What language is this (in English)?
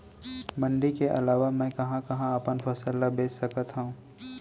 Chhattisgarhi